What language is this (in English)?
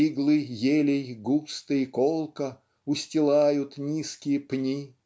Russian